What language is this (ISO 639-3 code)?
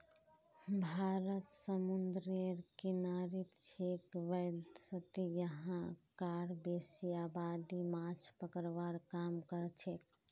mag